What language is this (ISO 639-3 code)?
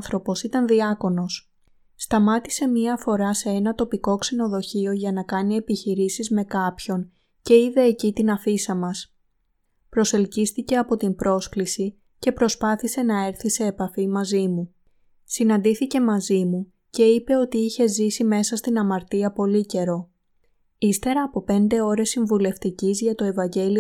ell